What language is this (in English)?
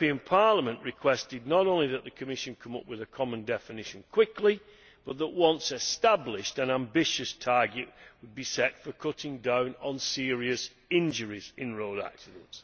English